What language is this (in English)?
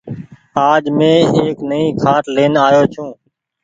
Goaria